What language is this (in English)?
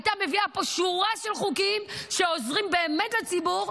Hebrew